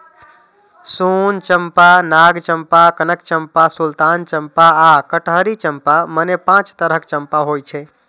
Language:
Maithili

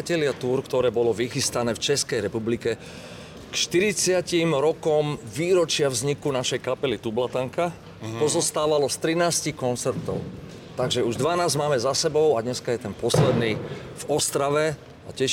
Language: Czech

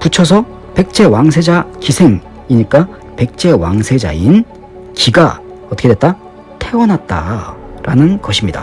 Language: Korean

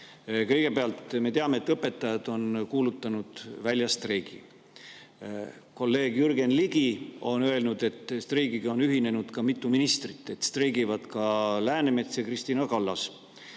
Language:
Estonian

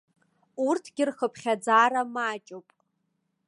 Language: Abkhazian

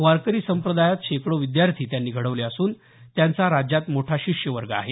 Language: Marathi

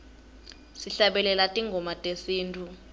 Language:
Swati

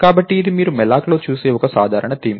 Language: Telugu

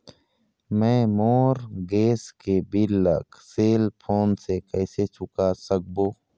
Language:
Chhattisgarhi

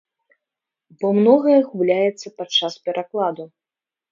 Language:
Belarusian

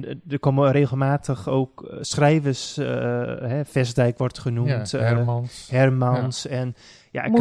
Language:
Dutch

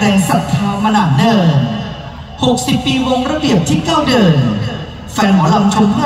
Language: Thai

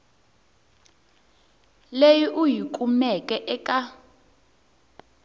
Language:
Tsonga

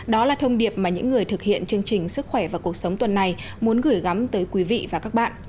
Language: Vietnamese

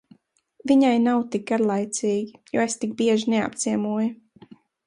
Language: Latvian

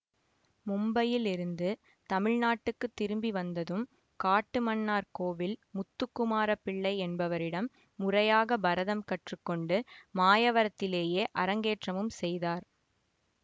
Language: Tamil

